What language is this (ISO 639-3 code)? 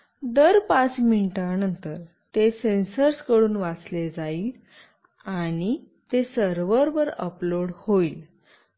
mar